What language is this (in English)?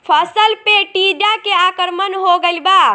Bhojpuri